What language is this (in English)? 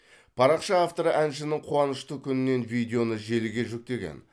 Kazakh